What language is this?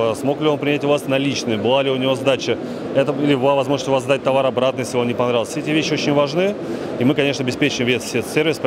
Russian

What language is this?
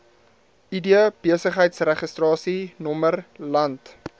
Afrikaans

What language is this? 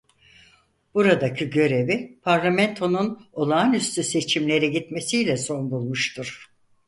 Turkish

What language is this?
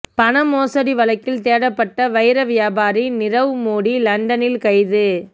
Tamil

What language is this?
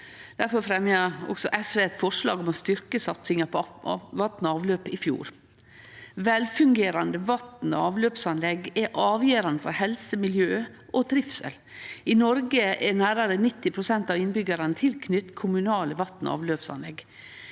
Norwegian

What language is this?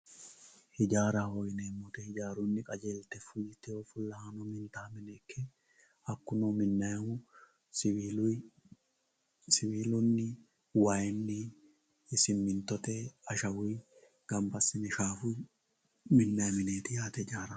Sidamo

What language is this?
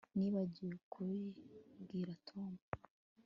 Kinyarwanda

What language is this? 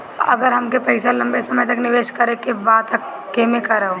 Bhojpuri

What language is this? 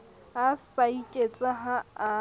Southern Sotho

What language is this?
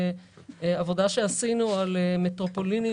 Hebrew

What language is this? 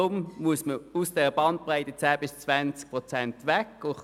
Swiss German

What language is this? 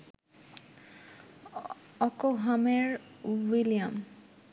Bangla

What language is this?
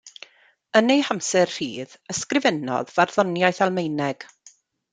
Welsh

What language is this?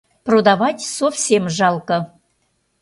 Mari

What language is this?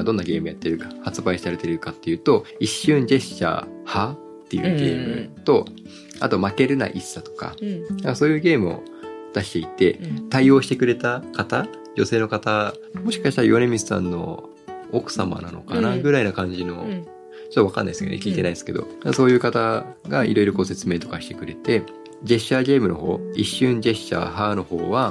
Japanese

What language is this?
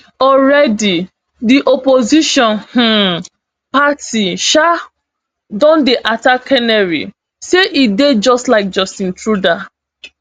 Nigerian Pidgin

